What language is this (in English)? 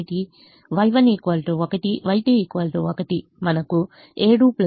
Telugu